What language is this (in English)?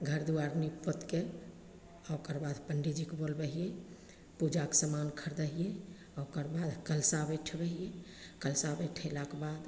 Maithili